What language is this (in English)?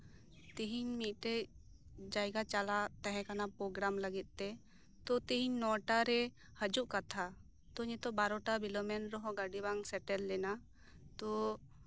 Santali